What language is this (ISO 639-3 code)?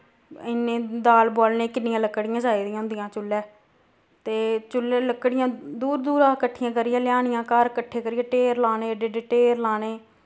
doi